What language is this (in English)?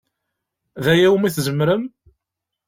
Kabyle